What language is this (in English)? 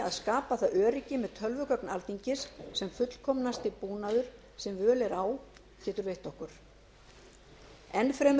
Icelandic